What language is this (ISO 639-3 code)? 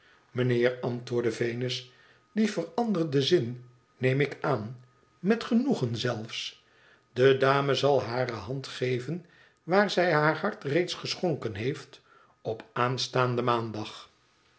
nld